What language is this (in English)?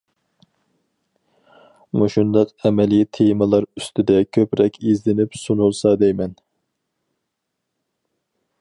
Uyghur